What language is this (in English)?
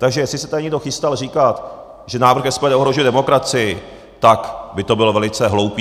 Czech